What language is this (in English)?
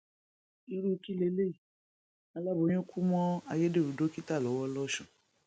Yoruba